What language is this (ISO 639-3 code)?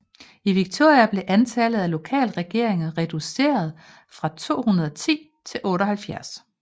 dan